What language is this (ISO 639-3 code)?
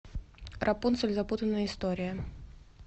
rus